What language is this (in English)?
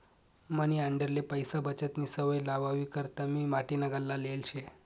Marathi